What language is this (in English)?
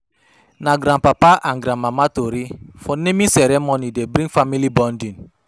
Nigerian Pidgin